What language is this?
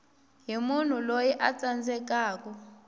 Tsonga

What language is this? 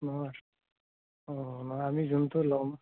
Assamese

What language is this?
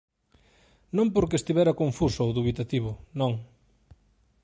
Galician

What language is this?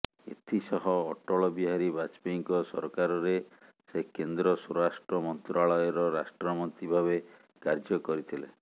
Odia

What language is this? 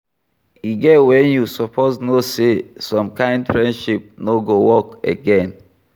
Nigerian Pidgin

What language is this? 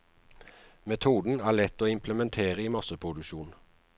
Norwegian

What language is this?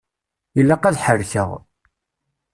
Kabyle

